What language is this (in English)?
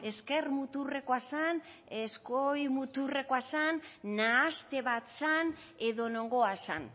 Basque